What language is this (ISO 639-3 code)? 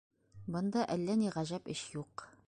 bak